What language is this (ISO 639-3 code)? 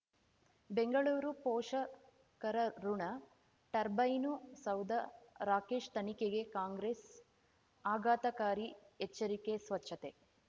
kan